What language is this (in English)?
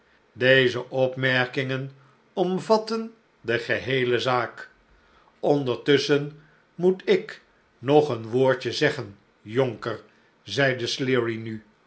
Dutch